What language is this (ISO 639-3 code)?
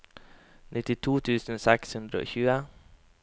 nor